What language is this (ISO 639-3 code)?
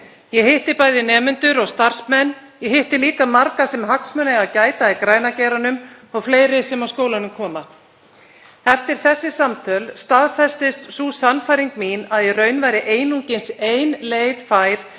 isl